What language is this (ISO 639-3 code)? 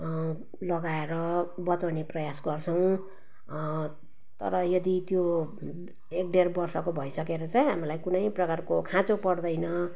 nep